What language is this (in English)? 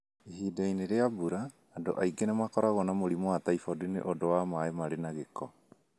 Kikuyu